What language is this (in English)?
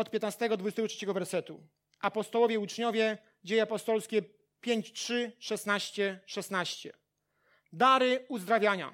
Polish